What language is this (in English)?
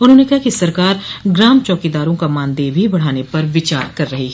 Hindi